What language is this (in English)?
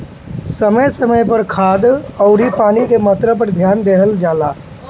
Bhojpuri